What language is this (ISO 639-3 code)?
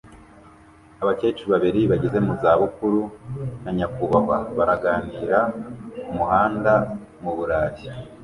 kin